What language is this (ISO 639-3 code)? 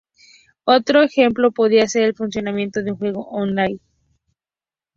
spa